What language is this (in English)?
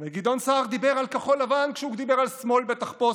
Hebrew